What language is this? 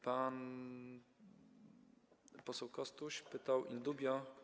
Polish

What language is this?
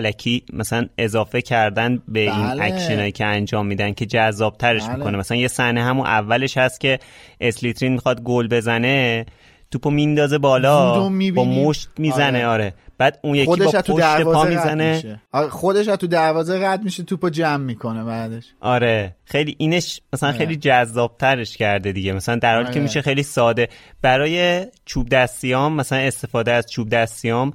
Persian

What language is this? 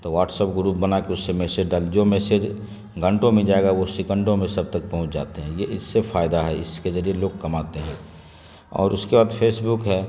Urdu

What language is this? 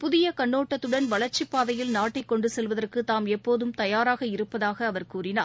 Tamil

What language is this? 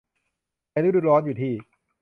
Thai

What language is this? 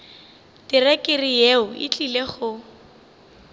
Northern Sotho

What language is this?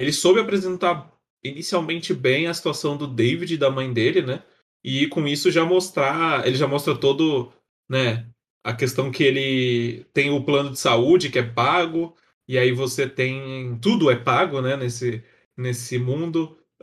Portuguese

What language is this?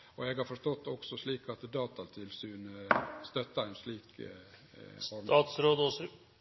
Norwegian Nynorsk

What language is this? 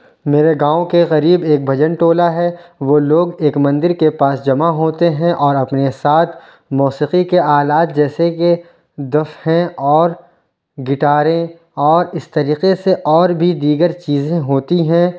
Urdu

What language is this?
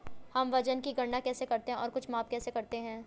Hindi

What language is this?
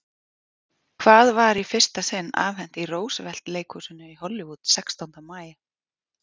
Icelandic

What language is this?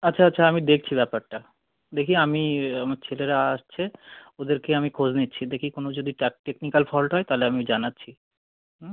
Bangla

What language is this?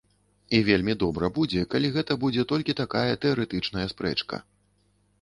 Belarusian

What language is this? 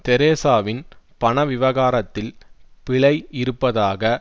Tamil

